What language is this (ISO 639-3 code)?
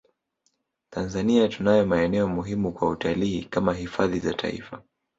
swa